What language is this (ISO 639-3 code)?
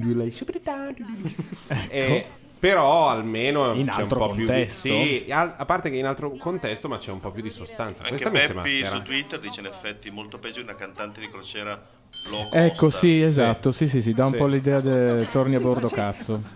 ita